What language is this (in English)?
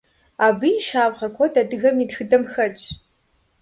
Kabardian